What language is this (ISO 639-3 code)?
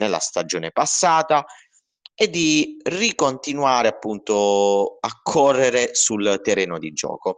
ita